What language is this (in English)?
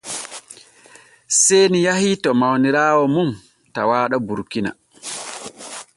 Borgu Fulfulde